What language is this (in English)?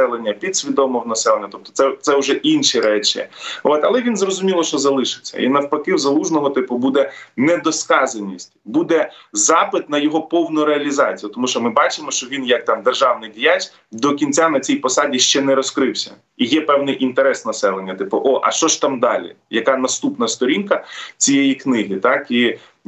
Ukrainian